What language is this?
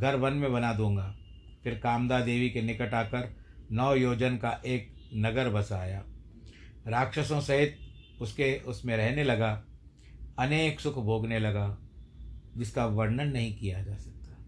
Hindi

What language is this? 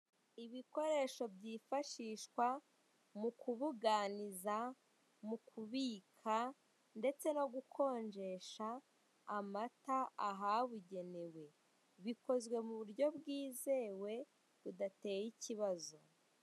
Kinyarwanda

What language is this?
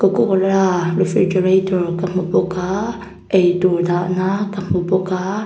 Mizo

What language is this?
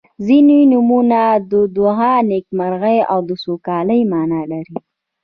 Pashto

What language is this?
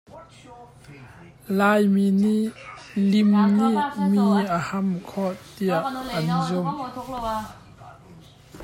Hakha Chin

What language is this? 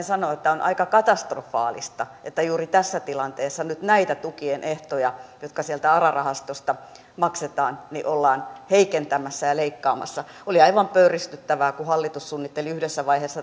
Finnish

